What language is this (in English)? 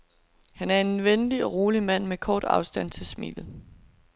Danish